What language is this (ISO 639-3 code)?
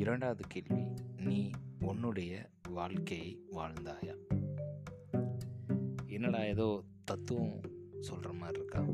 tam